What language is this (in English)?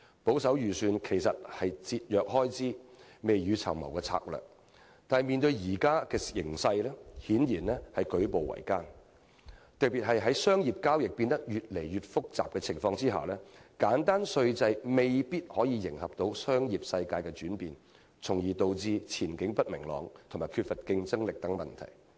Cantonese